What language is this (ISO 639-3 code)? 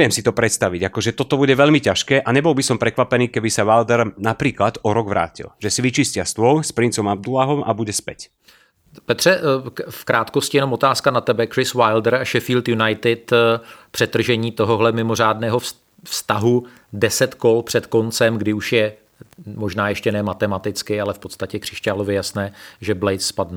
ces